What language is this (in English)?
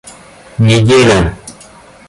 Russian